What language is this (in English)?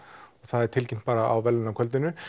Icelandic